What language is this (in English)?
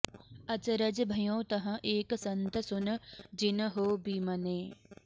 Sanskrit